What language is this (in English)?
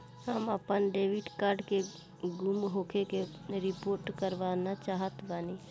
Bhojpuri